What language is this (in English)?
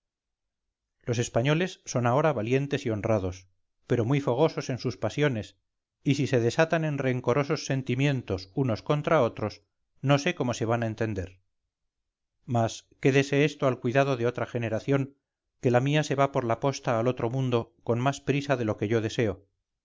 Spanish